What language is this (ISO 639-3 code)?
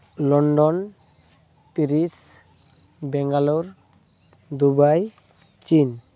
sat